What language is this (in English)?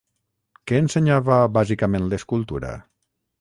Catalan